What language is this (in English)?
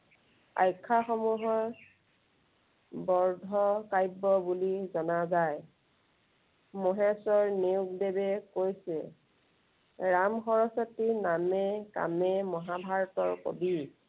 Assamese